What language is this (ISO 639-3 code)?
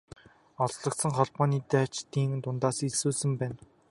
mon